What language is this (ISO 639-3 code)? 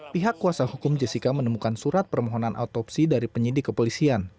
ind